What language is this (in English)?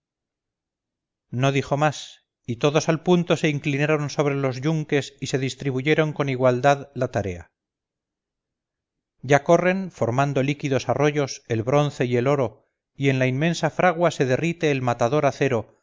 Spanish